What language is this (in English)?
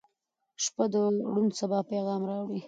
Pashto